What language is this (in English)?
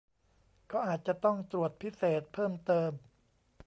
Thai